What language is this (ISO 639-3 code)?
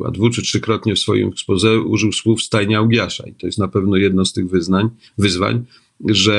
pol